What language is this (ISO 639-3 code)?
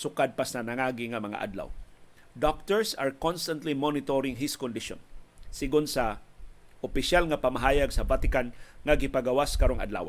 fil